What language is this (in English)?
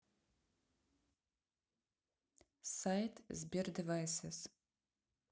Russian